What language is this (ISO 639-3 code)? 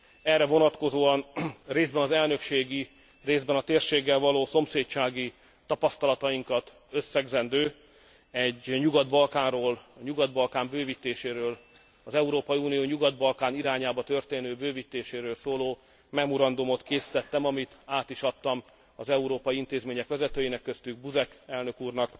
hun